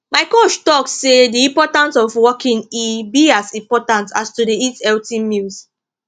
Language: Nigerian Pidgin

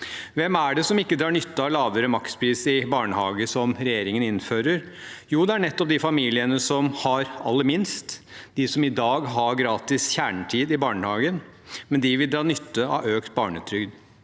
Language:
Norwegian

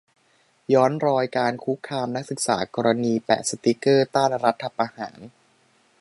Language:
Thai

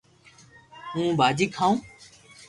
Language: Loarki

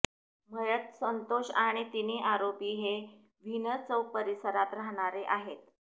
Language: Marathi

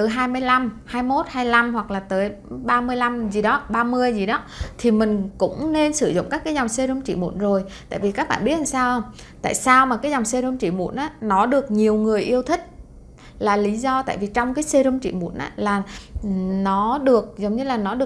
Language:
Vietnamese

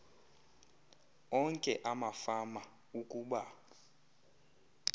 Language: Xhosa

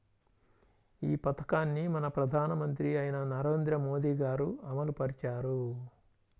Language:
Telugu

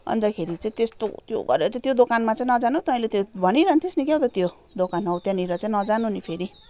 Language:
Nepali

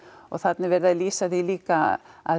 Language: Icelandic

